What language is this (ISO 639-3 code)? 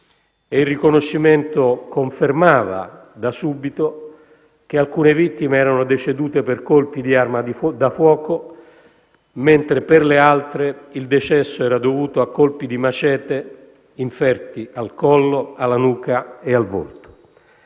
ita